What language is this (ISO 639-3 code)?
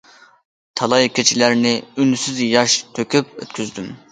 uig